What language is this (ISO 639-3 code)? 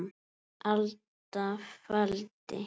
isl